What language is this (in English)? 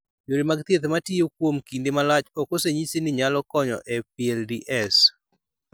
Luo (Kenya and Tanzania)